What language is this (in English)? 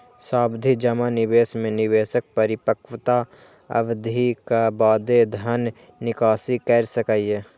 Maithili